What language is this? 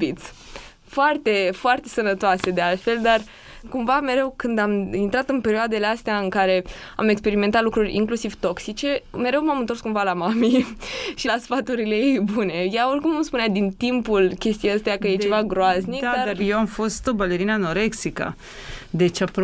Romanian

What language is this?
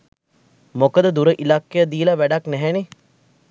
Sinhala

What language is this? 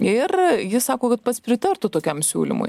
Lithuanian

